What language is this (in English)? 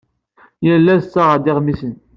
Kabyle